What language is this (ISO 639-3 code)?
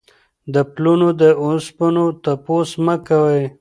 pus